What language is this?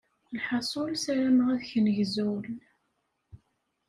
Kabyle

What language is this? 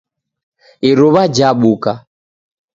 Taita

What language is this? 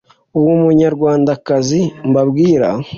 Kinyarwanda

